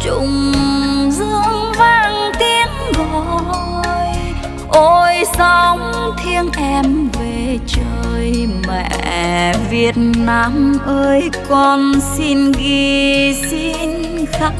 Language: Vietnamese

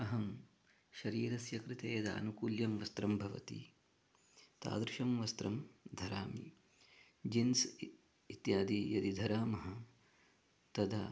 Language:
Sanskrit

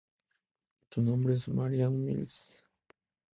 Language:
Spanish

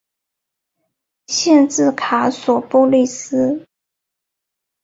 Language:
Chinese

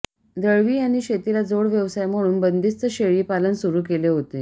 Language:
Marathi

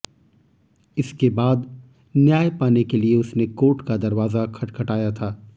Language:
Hindi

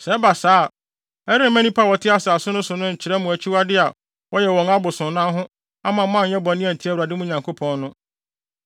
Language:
Akan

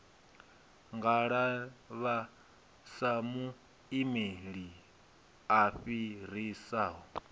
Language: Venda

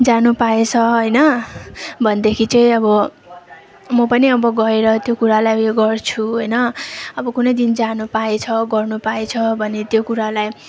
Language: Nepali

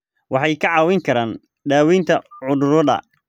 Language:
Somali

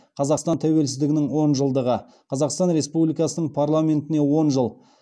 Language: Kazakh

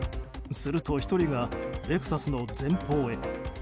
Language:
Japanese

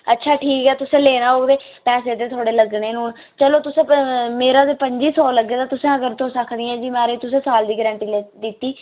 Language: Dogri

